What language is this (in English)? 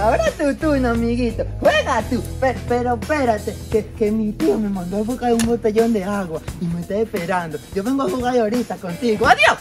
Spanish